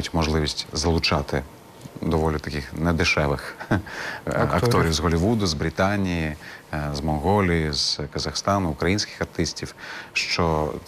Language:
Ukrainian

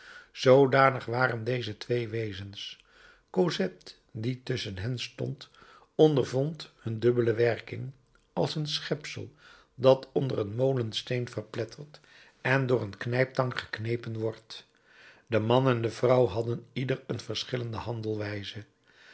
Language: Dutch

